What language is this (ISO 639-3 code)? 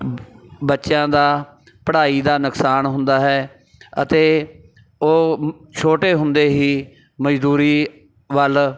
pan